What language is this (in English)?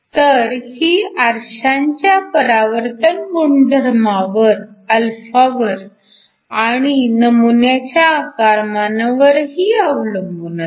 Marathi